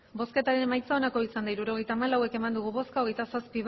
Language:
Basque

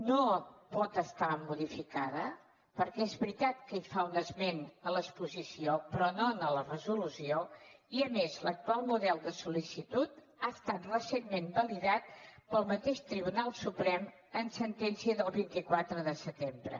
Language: Catalan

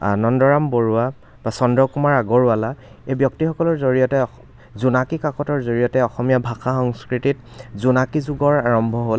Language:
Assamese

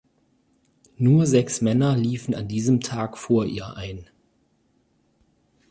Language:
German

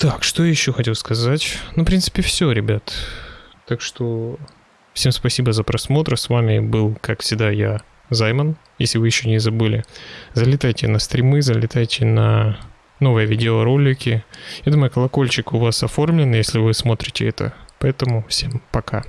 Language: Russian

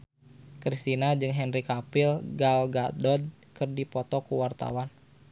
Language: Sundanese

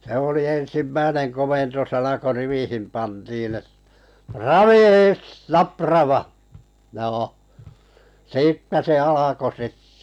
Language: Finnish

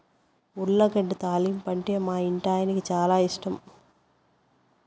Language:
Telugu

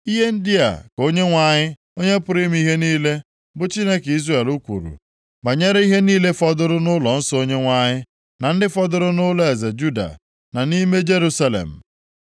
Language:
Igbo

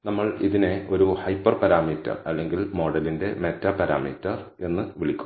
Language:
Malayalam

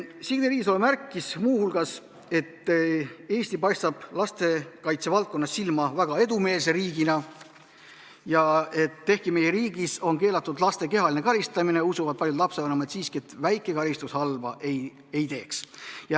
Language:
Estonian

